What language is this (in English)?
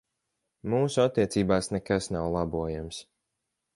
Latvian